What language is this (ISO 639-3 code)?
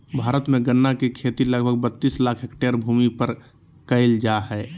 mag